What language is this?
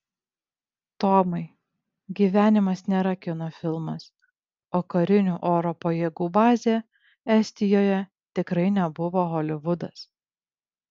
Lithuanian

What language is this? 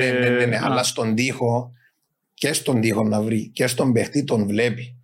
Greek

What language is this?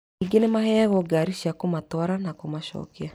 Kikuyu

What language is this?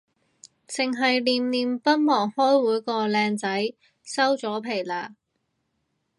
Cantonese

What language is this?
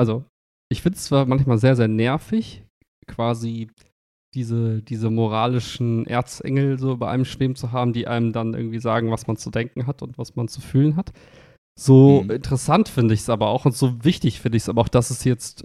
German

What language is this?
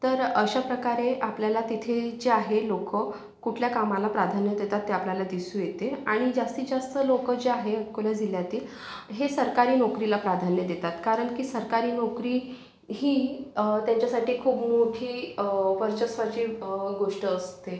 Marathi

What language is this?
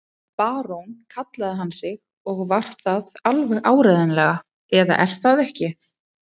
Icelandic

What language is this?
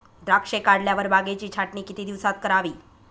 Marathi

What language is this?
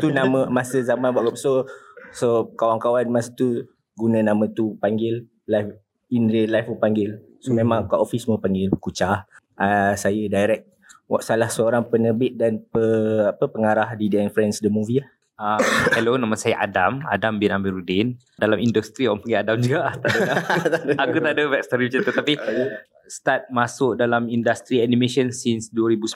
Malay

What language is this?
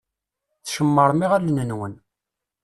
Kabyle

